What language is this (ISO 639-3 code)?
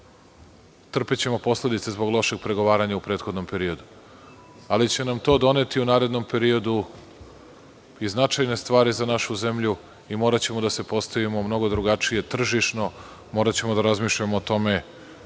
srp